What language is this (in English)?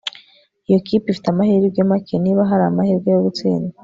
Kinyarwanda